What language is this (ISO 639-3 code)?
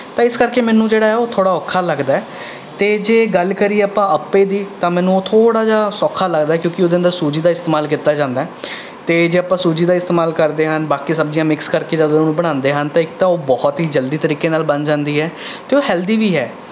pan